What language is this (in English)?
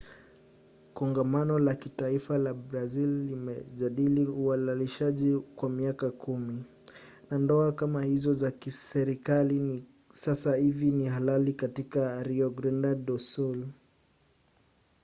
Swahili